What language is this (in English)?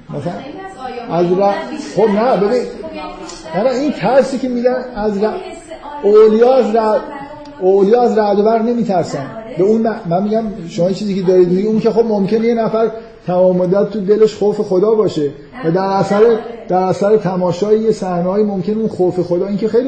Persian